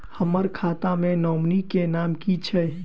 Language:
Maithili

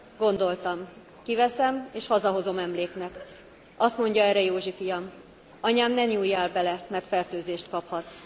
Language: Hungarian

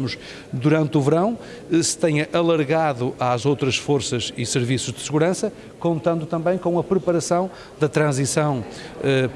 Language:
Portuguese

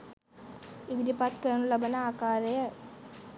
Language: Sinhala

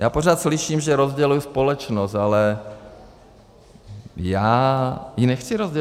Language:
Czech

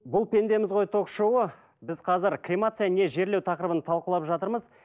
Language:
Kazakh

